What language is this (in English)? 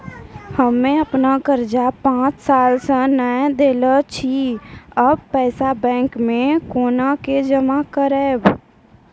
Maithili